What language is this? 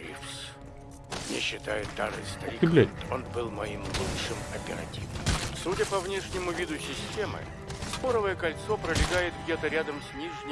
Russian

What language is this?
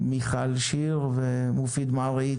Hebrew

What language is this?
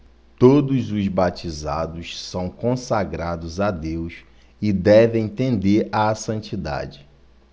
Portuguese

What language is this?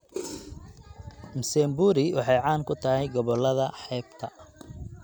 Somali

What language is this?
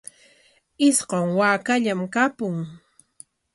Corongo Ancash Quechua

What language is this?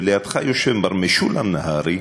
Hebrew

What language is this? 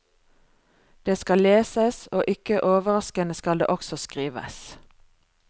Norwegian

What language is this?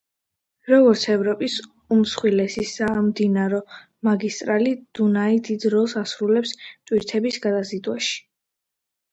Georgian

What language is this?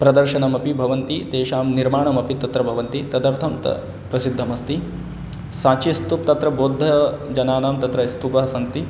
Sanskrit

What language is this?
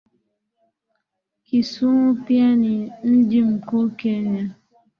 Swahili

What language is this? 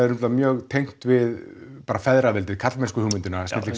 Icelandic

